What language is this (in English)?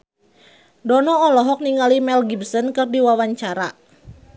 Sundanese